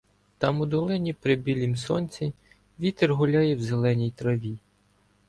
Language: Ukrainian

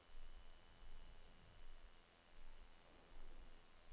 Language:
Norwegian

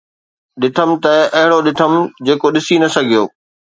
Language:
Sindhi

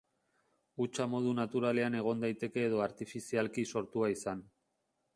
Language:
Basque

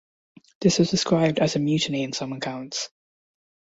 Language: English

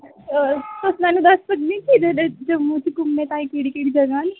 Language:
Dogri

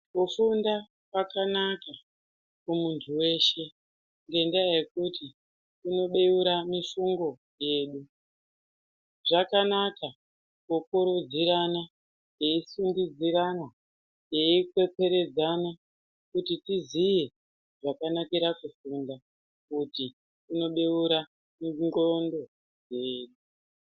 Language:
Ndau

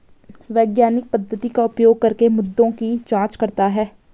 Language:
Hindi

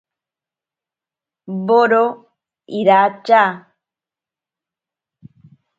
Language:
Ashéninka Perené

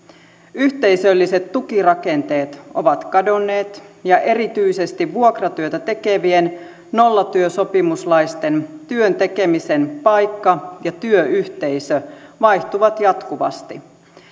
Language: Finnish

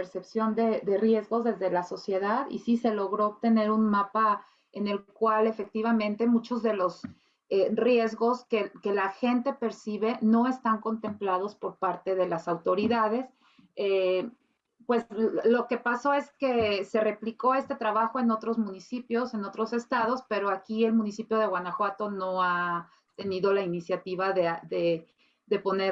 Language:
Spanish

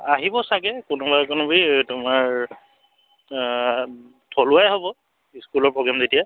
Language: Assamese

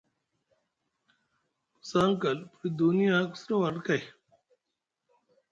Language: Musgu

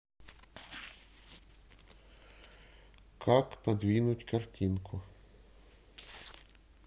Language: Russian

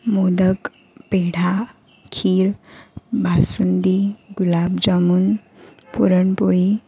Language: Marathi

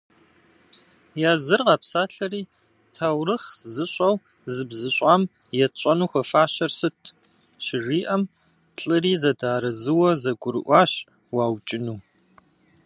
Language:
Kabardian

